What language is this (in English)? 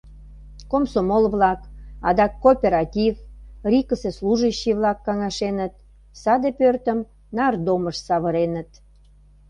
Mari